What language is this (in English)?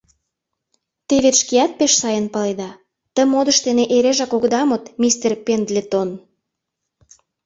Mari